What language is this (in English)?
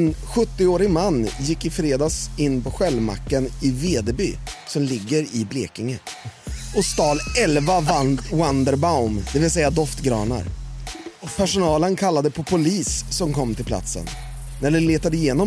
Swedish